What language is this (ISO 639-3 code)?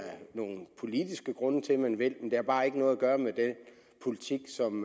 dan